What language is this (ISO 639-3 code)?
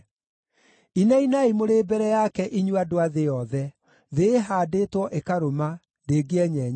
kik